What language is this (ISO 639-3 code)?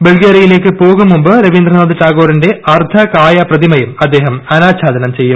mal